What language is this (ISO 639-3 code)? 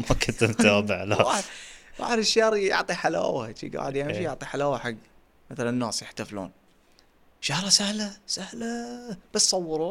ara